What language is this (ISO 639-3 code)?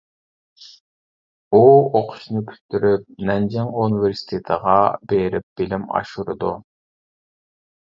uig